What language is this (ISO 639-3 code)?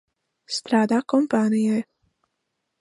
lav